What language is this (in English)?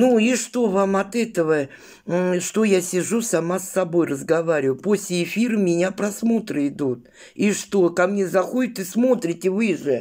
Russian